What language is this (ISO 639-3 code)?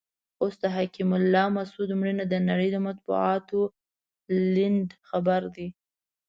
pus